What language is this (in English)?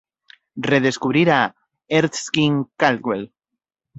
Galician